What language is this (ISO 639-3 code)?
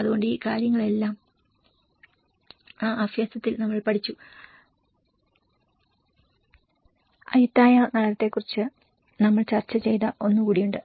mal